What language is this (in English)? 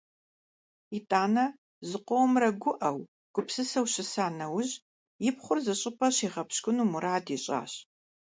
Kabardian